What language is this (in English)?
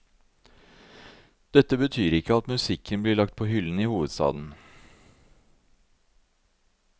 Norwegian